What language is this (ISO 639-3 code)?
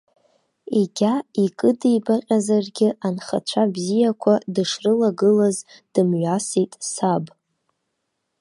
abk